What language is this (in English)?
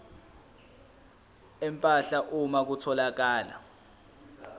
Zulu